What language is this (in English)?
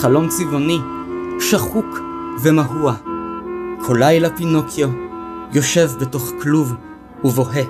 Hebrew